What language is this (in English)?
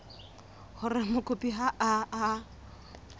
Southern Sotho